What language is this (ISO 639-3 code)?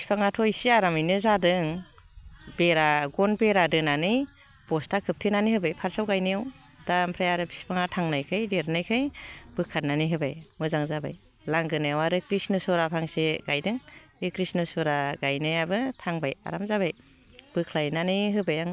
brx